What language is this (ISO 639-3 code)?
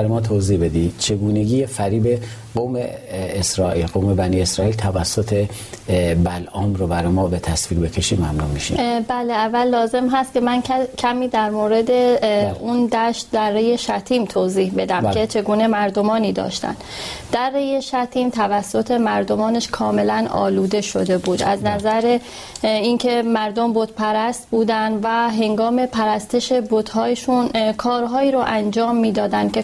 fas